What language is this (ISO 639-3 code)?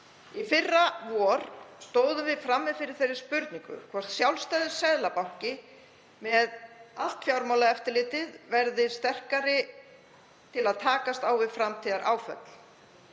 isl